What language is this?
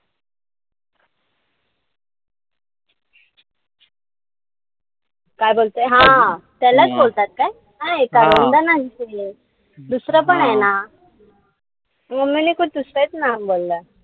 Marathi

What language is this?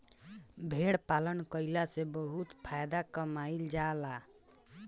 Bhojpuri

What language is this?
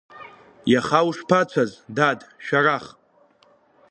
Abkhazian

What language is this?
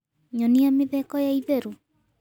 Kikuyu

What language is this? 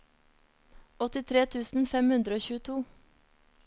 Norwegian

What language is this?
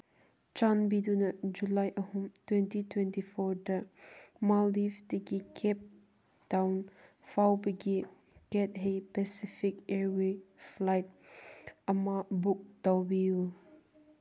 Manipuri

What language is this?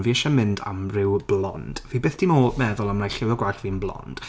Welsh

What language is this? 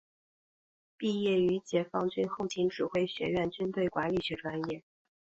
Chinese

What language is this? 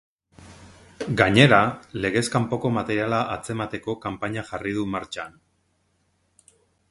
Basque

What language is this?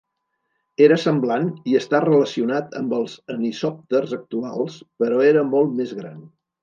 Catalan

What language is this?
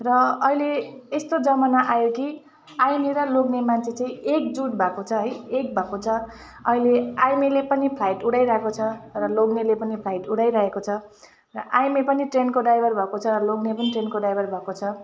Nepali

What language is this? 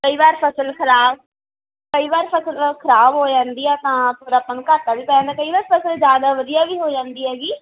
Punjabi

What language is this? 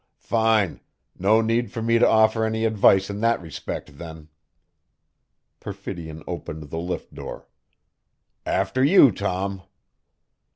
English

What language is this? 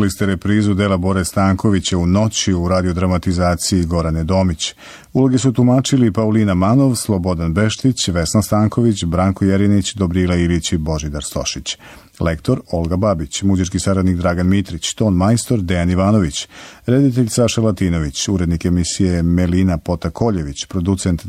Croatian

